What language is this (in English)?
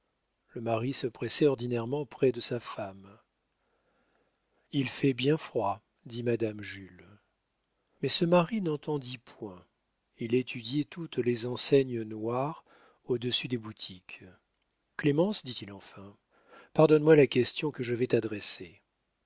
French